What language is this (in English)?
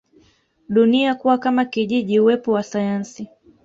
Swahili